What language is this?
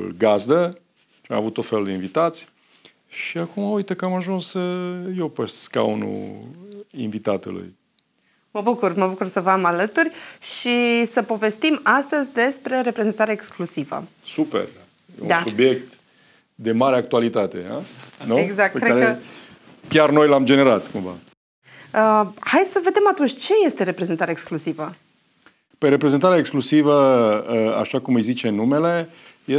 Romanian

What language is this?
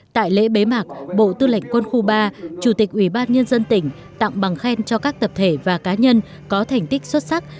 Vietnamese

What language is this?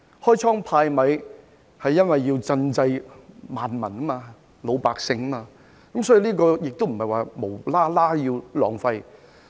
Cantonese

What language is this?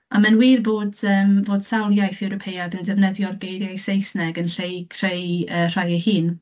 Welsh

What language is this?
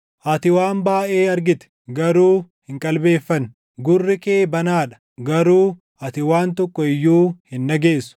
Oromo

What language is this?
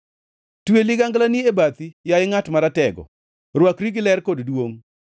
Luo (Kenya and Tanzania)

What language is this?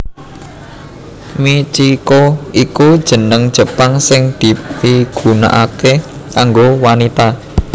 Javanese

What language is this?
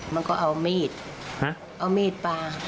Thai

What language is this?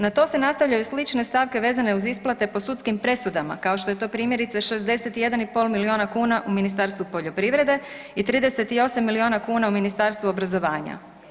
Croatian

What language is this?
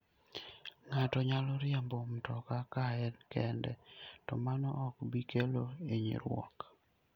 Luo (Kenya and Tanzania)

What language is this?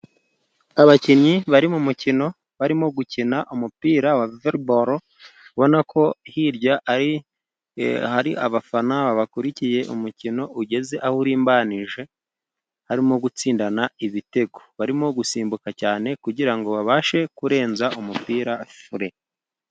Kinyarwanda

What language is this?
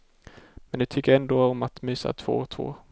Swedish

